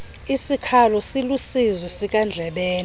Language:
Xhosa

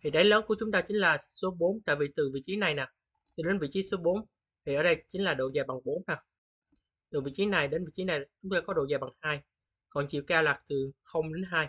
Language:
Vietnamese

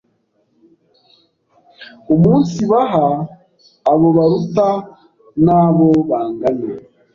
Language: Kinyarwanda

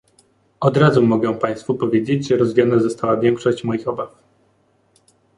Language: Polish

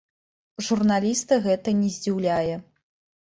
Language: Belarusian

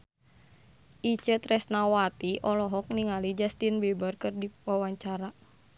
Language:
Sundanese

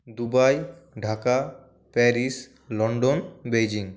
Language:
Bangla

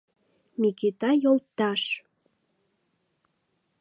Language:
Mari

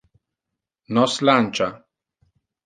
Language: Interlingua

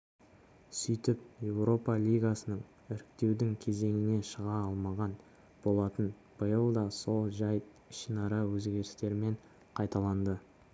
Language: Kazakh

